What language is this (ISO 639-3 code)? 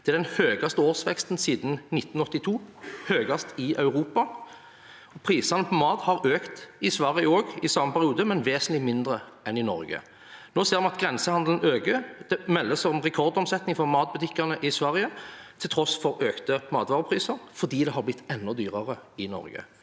nor